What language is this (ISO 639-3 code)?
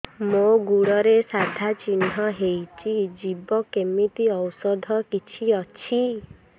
ori